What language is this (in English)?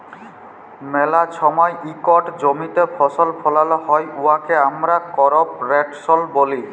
Bangla